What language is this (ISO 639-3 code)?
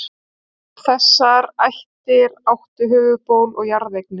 isl